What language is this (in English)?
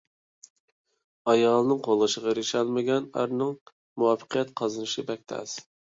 Uyghur